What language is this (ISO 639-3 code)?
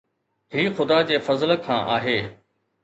snd